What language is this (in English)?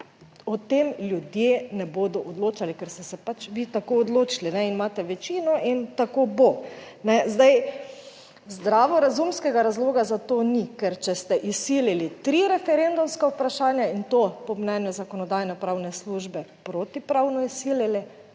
Slovenian